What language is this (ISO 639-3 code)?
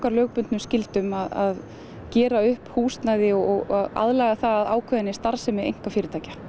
isl